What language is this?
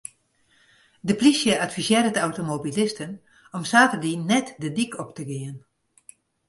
Western Frisian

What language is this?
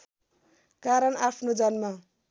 Nepali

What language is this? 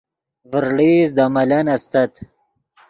Yidgha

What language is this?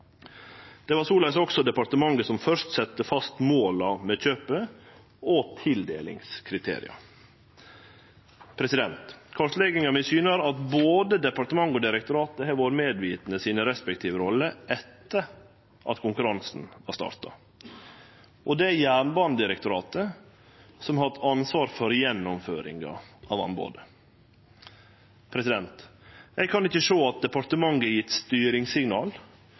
Norwegian Nynorsk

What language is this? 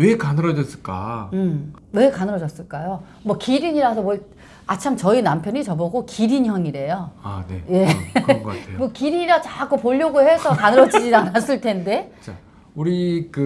Korean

